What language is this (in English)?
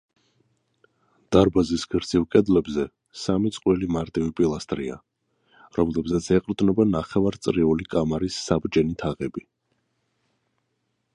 Georgian